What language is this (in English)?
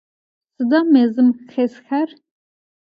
Adyghe